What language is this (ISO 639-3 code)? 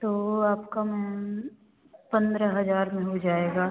hin